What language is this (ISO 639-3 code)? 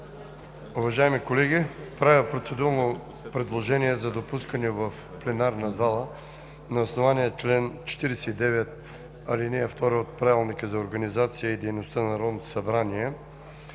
bul